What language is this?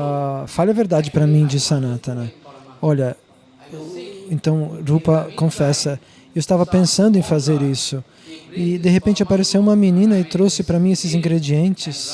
Portuguese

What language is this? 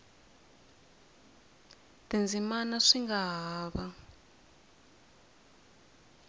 Tsonga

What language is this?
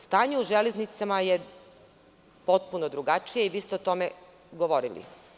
Serbian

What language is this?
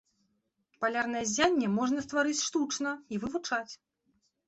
Belarusian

